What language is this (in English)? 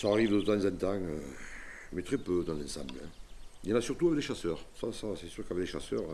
French